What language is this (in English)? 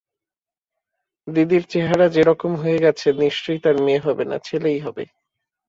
Bangla